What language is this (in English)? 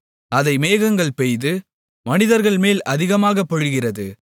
Tamil